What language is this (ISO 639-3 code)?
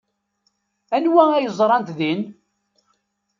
kab